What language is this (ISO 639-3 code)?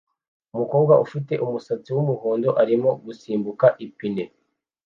kin